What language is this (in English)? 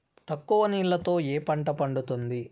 Telugu